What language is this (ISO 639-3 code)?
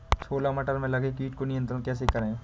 hin